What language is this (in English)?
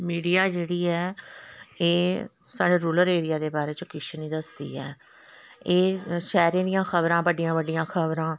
Dogri